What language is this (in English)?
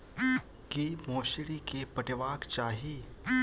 Maithili